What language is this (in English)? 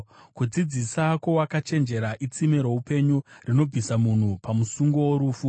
Shona